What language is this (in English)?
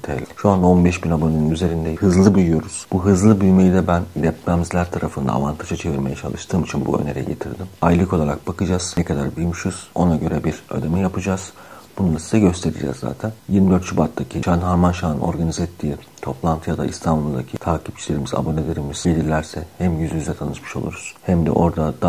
Turkish